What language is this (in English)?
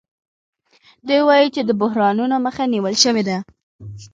Pashto